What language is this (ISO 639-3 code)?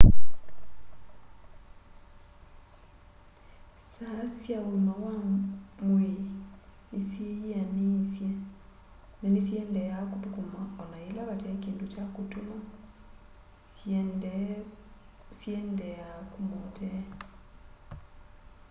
kam